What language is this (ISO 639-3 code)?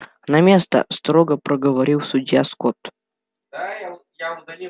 rus